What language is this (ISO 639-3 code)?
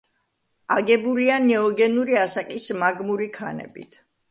kat